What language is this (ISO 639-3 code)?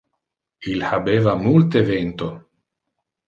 ina